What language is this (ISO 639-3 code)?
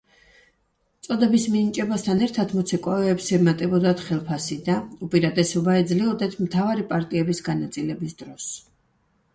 kat